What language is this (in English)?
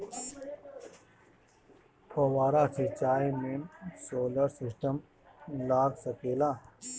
Bhojpuri